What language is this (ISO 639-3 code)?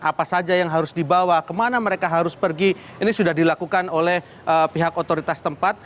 ind